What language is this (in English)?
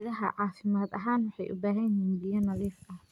Somali